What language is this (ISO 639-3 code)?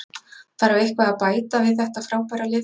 isl